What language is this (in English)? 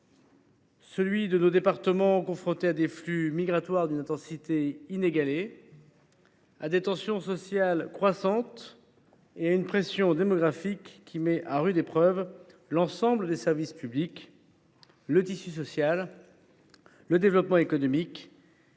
French